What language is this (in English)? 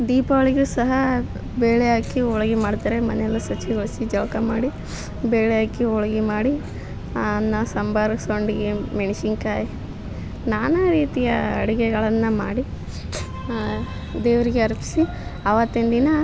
Kannada